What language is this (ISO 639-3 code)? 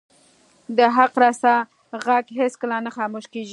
pus